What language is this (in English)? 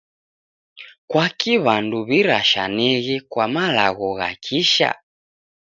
Taita